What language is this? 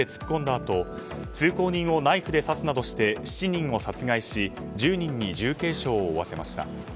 Japanese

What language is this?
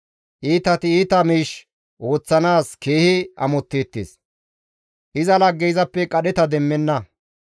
Gamo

